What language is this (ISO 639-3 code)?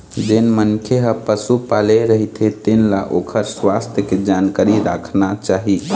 hne